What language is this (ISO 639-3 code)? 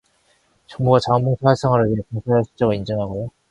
kor